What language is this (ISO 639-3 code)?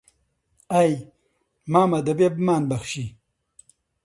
ckb